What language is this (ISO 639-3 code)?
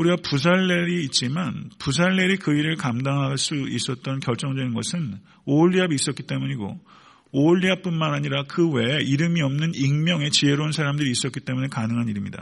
kor